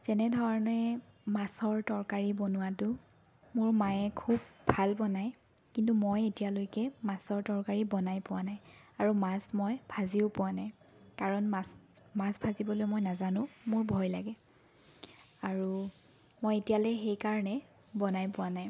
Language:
Assamese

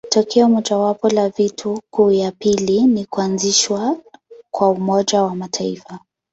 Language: Swahili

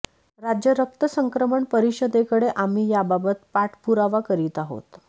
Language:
Marathi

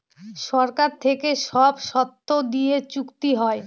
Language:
Bangla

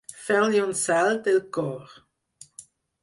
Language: Catalan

